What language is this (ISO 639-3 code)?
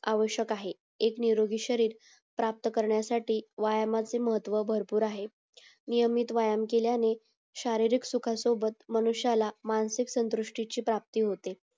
mar